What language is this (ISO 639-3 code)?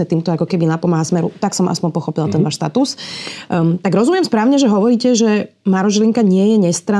slk